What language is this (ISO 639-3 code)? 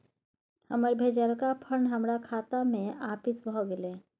mai